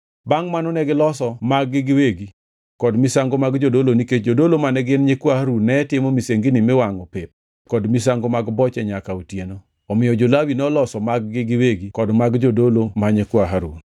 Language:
Luo (Kenya and Tanzania)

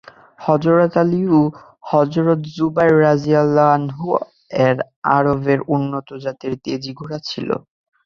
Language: Bangla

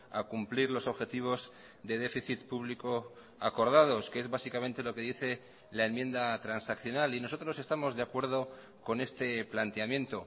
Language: Spanish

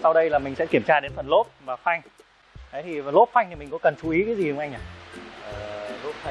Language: Vietnamese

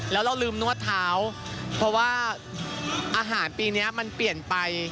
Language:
Thai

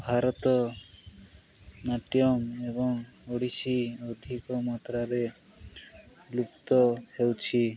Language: Odia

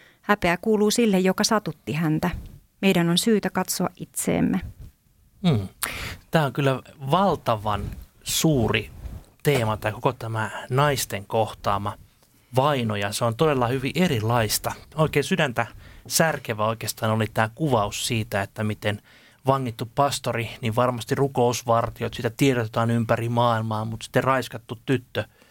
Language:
Finnish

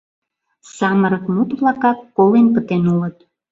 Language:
Mari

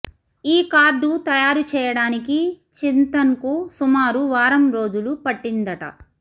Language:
Telugu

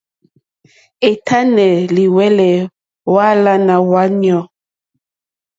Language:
Mokpwe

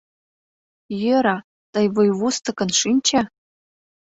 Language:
Mari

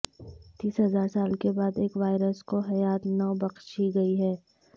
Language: Urdu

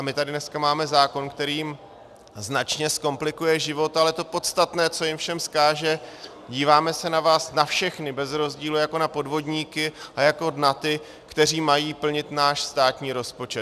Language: Czech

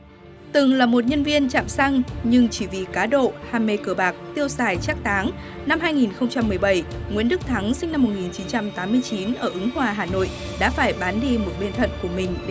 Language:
Vietnamese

